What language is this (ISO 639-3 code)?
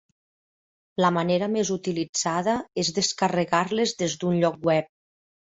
cat